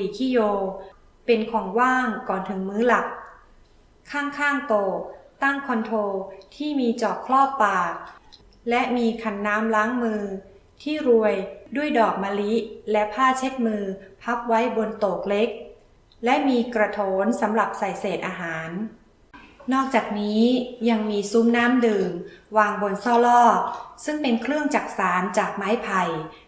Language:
Thai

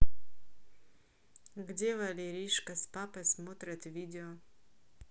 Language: Russian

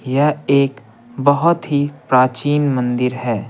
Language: Hindi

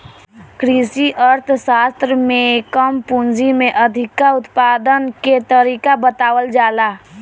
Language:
Bhojpuri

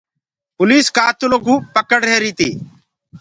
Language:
Gurgula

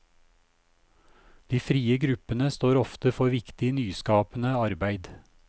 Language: Norwegian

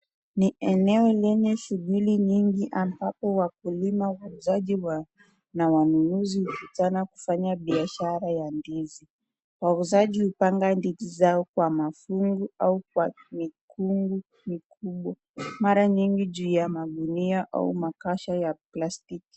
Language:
Swahili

